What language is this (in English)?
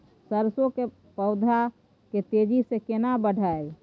Maithili